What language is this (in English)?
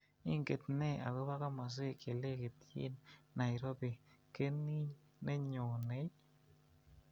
Kalenjin